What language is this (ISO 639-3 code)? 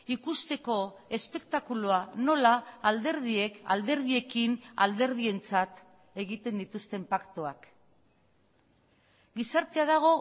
eus